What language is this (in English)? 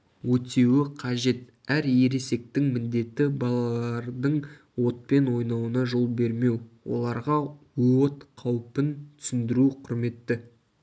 Kazakh